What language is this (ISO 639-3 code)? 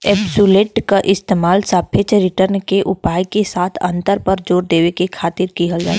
bho